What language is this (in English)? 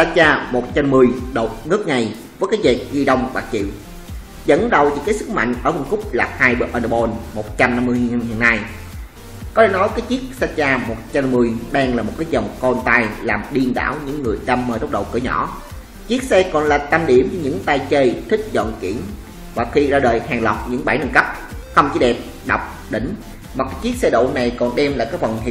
Vietnamese